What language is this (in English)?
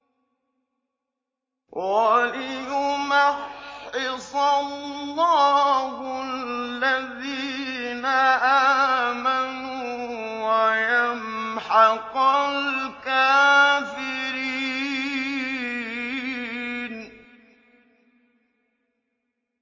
Arabic